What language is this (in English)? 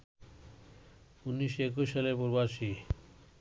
Bangla